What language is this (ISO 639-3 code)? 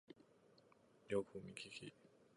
jpn